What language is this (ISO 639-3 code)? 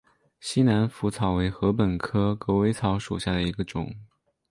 zho